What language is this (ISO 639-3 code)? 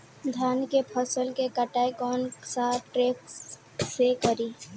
bho